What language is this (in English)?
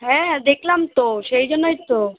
Bangla